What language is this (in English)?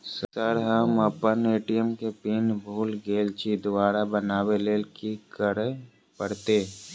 Maithili